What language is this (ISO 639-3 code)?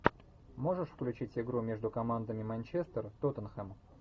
rus